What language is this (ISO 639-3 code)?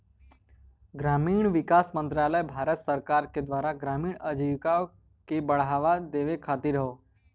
bho